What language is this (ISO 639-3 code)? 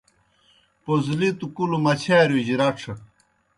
plk